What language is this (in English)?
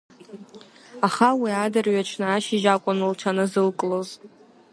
Abkhazian